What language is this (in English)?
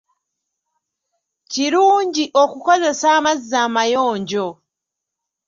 Ganda